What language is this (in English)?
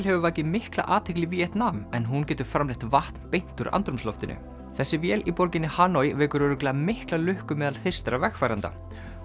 Icelandic